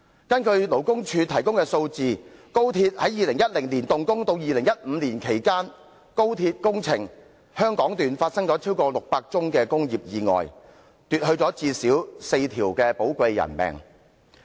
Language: Cantonese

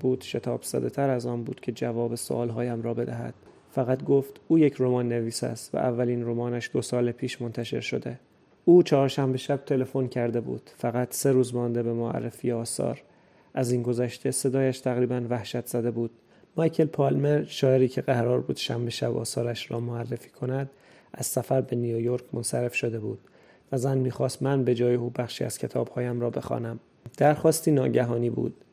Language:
Persian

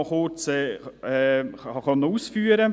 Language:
Swiss German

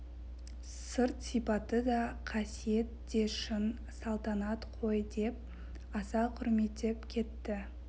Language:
Kazakh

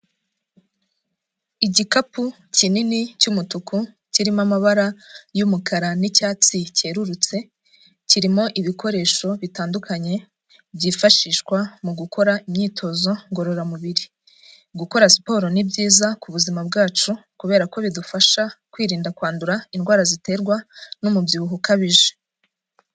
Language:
Kinyarwanda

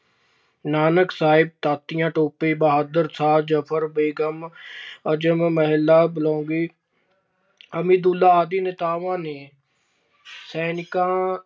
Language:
Punjabi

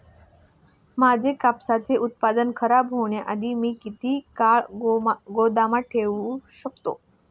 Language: Marathi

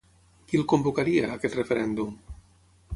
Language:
Catalan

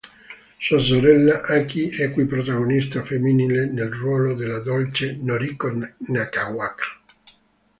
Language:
Italian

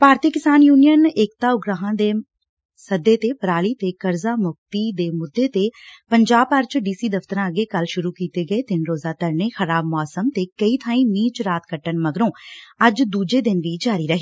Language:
Punjabi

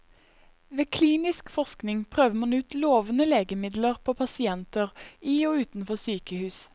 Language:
Norwegian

